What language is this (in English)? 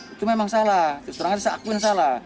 Indonesian